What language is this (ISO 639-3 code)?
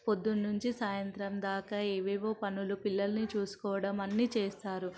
tel